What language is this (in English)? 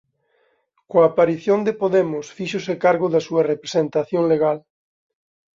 Galician